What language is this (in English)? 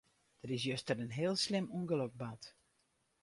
Western Frisian